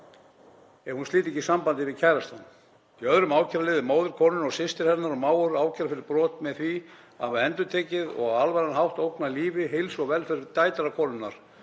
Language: Icelandic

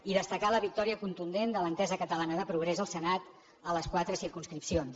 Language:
Catalan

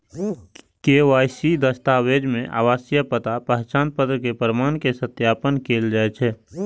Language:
Maithili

